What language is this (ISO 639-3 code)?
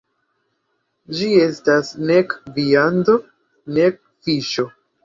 epo